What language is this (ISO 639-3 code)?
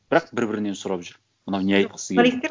kaz